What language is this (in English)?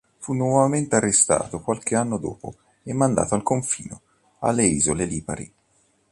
Italian